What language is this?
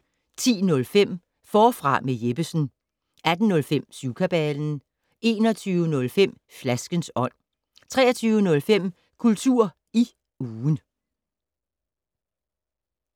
Danish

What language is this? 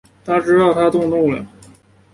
Chinese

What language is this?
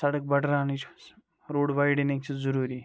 Kashmiri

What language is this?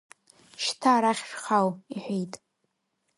Abkhazian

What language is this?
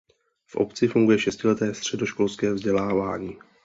Czech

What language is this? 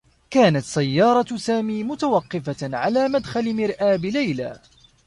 Arabic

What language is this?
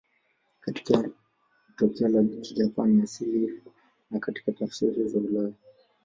Swahili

